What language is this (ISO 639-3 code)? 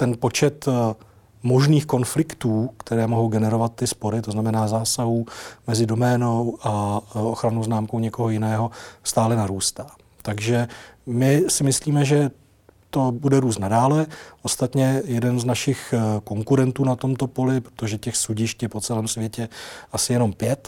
ces